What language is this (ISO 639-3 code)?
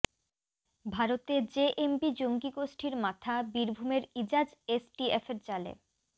ben